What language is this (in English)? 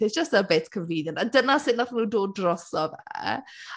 Welsh